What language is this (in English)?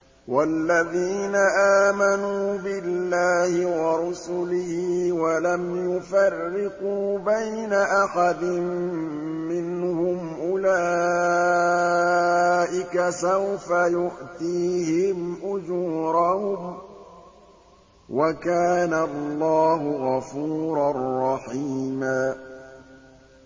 Arabic